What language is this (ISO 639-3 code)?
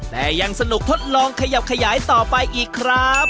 tha